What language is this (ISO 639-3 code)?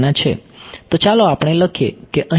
guj